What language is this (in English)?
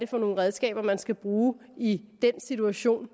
Danish